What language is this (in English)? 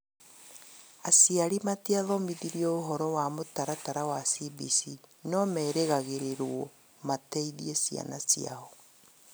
Kikuyu